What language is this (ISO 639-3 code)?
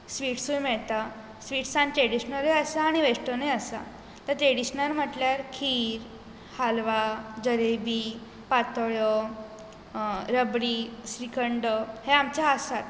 kok